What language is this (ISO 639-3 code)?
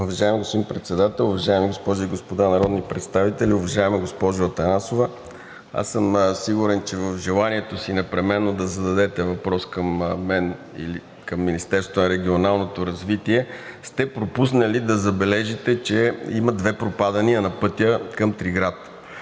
bul